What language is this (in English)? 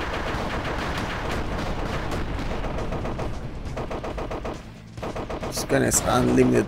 English